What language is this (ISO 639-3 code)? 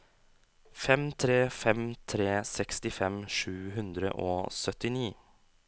nor